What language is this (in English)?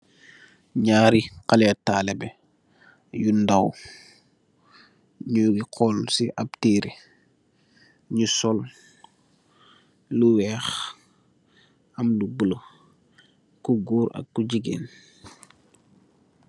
Wolof